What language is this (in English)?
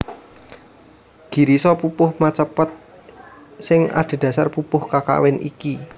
Javanese